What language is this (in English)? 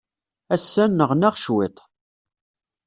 Kabyle